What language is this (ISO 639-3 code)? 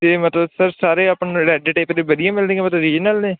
pan